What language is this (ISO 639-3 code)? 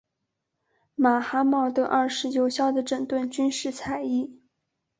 zho